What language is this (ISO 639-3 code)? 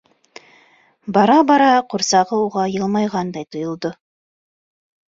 bak